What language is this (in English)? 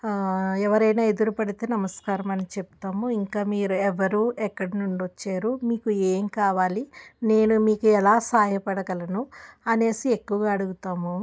Telugu